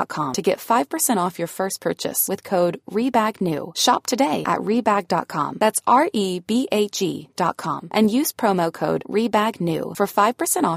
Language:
Filipino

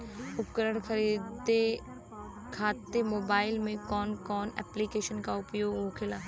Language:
Bhojpuri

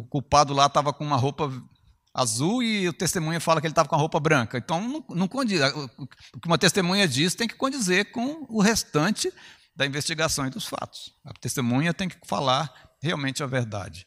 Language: Portuguese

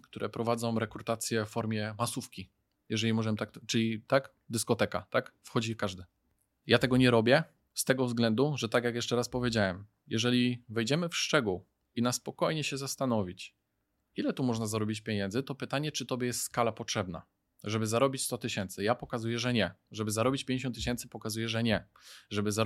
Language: Polish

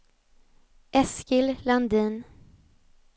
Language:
Swedish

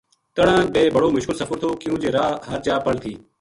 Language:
Gujari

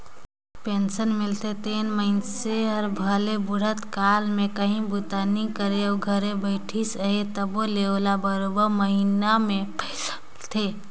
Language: Chhattisgarhi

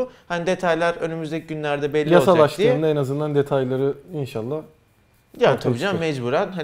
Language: Turkish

